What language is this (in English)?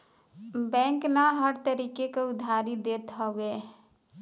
Bhojpuri